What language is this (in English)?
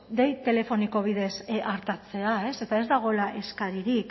Basque